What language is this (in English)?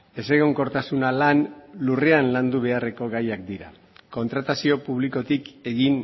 Basque